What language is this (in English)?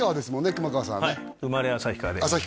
Japanese